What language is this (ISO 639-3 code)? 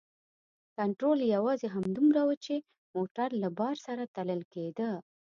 pus